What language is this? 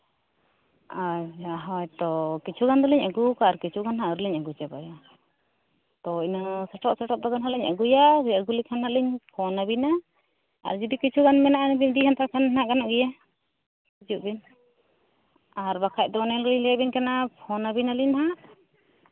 Santali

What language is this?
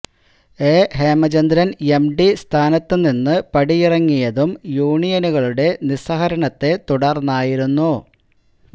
Malayalam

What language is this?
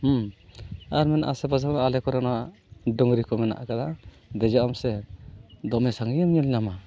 Santali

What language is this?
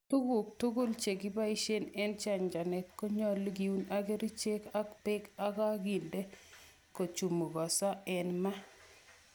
Kalenjin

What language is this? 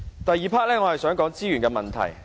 Cantonese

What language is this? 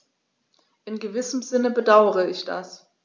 German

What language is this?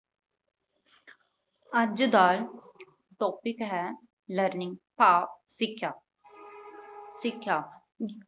Punjabi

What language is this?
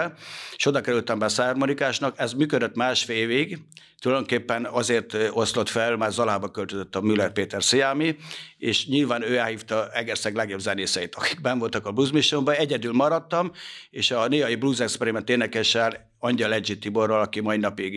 Hungarian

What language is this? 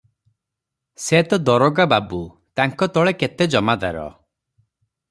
Odia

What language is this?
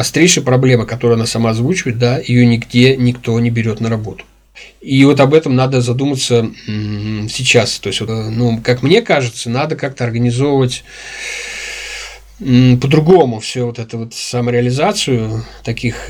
Russian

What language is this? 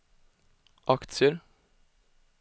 Swedish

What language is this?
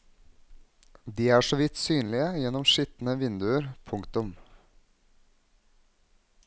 Norwegian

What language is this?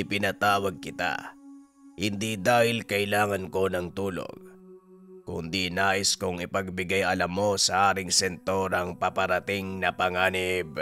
Filipino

